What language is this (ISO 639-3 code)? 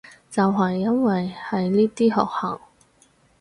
yue